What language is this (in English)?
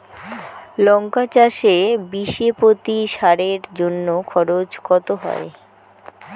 Bangla